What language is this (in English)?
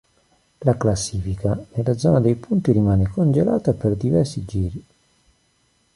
Italian